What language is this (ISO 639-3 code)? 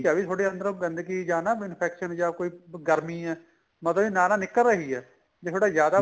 pan